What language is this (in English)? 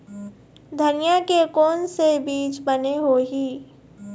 Chhattisgarhi